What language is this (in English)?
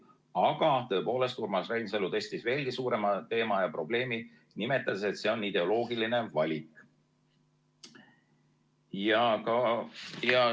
Estonian